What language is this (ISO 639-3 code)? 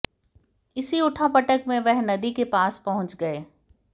hin